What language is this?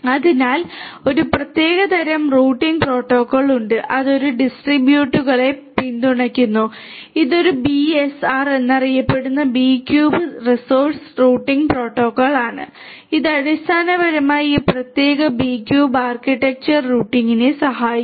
Malayalam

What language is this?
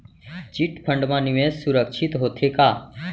Chhattisgarhi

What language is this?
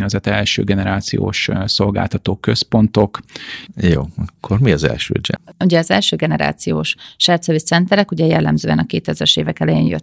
Hungarian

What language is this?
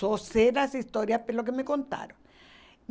Portuguese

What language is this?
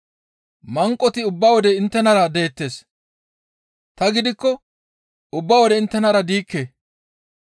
Gamo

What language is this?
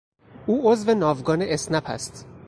Persian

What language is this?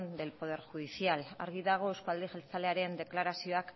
Basque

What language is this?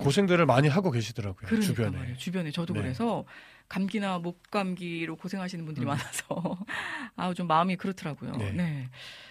Korean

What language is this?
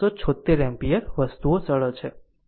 Gujarati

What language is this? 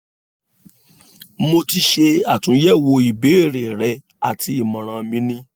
Yoruba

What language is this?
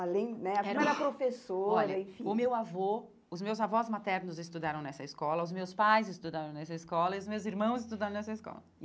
Portuguese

